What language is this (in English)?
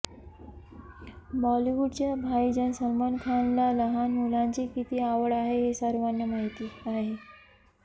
Marathi